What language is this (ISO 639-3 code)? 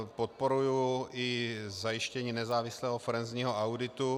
ces